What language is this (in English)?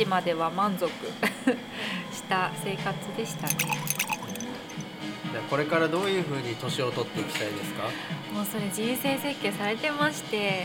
Japanese